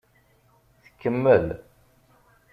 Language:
Kabyle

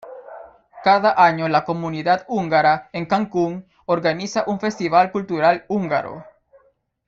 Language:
Spanish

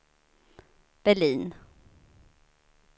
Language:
Swedish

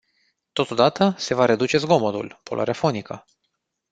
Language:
Romanian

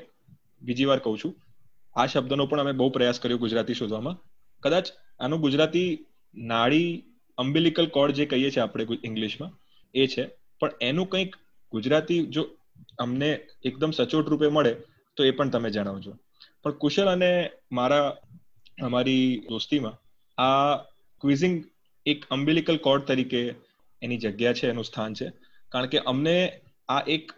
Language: Gujarati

